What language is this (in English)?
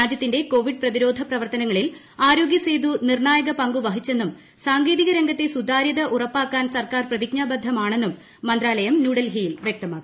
Malayalam